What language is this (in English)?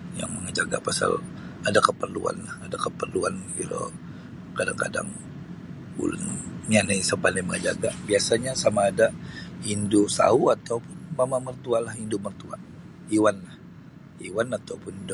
Sabah Bisaya